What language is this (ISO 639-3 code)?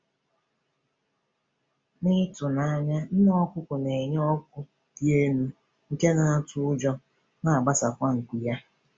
ibo